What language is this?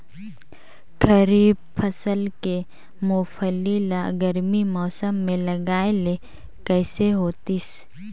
Chhattisgarhi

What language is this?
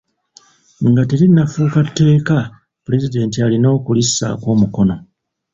Ganda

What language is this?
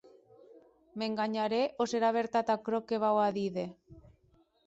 Occitan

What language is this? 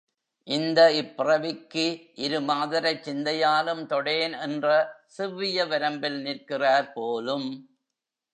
Tamil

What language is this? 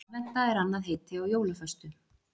Icelandic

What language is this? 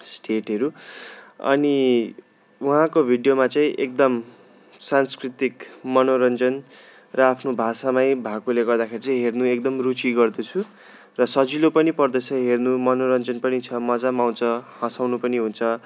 Nepali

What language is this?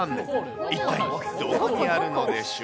Japanese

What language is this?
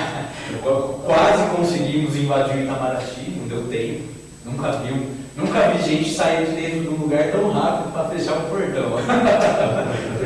Portuguese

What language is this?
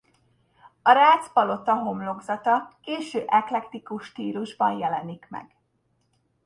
Hungarian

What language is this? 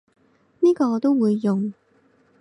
Cantonese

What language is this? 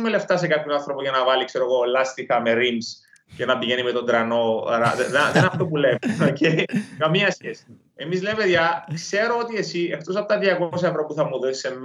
Greek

